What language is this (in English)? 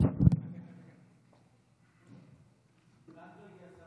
Hebrew